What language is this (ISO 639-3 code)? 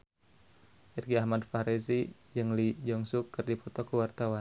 sun